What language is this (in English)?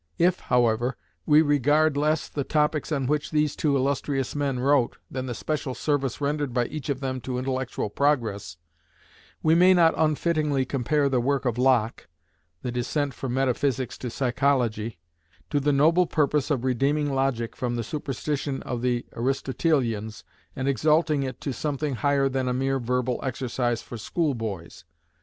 English